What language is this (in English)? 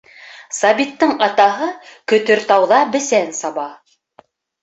Bashkir